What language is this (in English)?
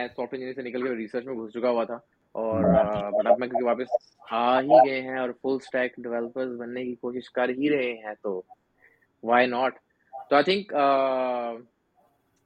Urdu